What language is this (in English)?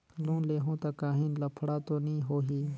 Chhattisgarhi